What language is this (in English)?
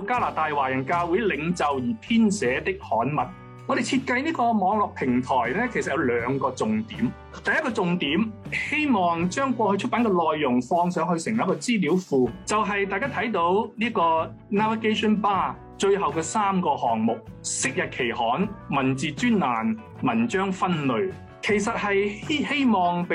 Chinese